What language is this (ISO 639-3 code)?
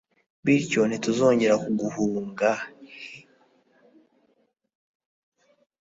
kin